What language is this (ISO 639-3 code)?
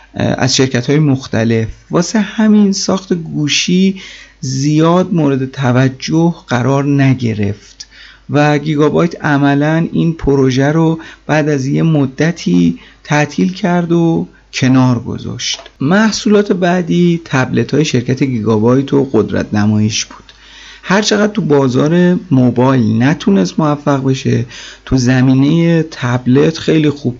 fas